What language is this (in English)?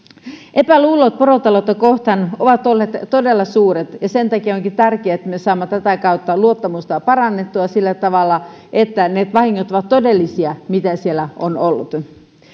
Finnish